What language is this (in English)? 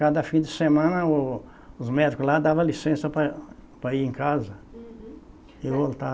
Portuguese